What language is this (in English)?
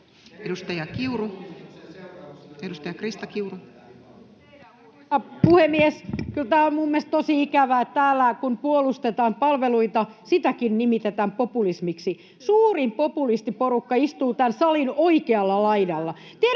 Finnish